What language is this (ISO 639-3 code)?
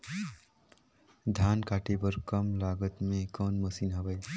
hne